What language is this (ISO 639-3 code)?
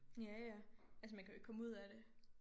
dan